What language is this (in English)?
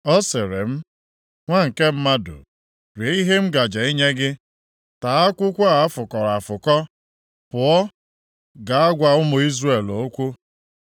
Igbo